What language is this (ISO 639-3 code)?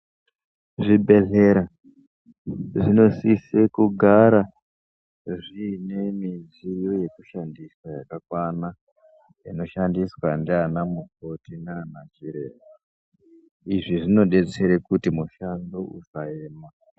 ndc